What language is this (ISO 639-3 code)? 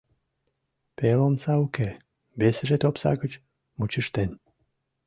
chm